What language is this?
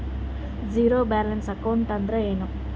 Kannada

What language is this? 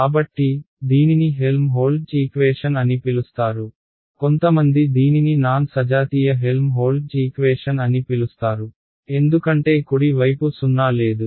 Telugu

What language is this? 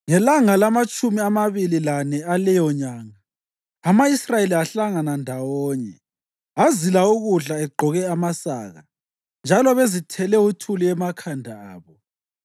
North Ndebele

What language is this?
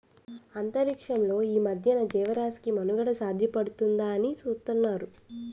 Telugu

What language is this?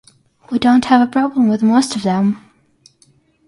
English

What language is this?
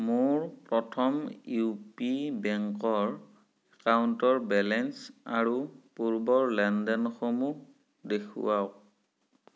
Assamese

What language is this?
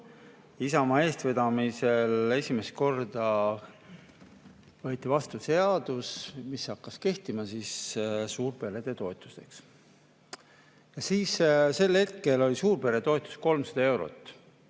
Estonian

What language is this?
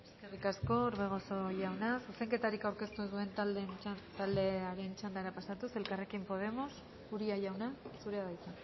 Basque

